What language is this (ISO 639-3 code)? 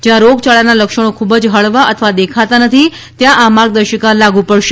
guj